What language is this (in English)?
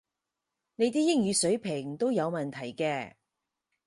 Cantonese